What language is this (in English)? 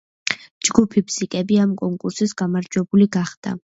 Georgian